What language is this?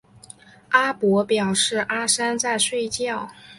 Chinese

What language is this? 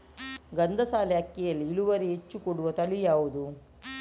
Kannada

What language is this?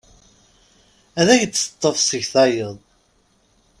Kabyle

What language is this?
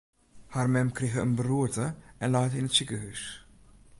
Western Frisian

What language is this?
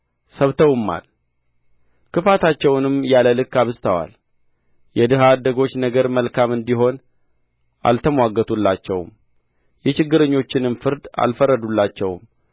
Amharic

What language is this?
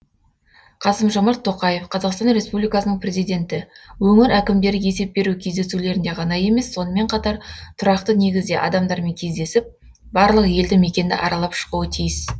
Kazakh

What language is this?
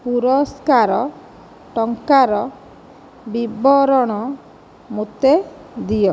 Odia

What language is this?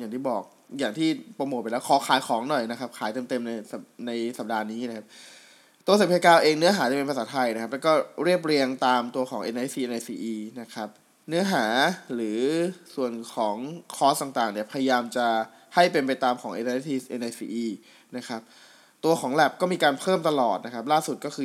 Thai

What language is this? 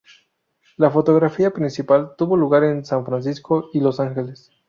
Spanish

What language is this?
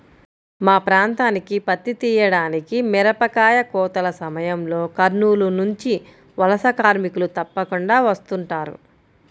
Telugu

